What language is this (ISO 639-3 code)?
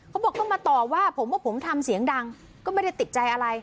tha